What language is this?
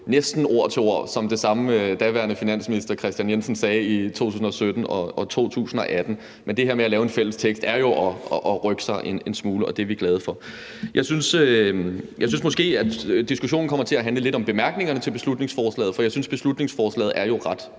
Danish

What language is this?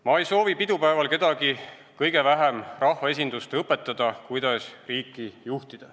Estonian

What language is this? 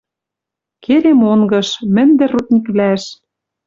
Western Mari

